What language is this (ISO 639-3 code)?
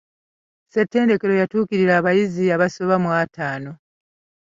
lug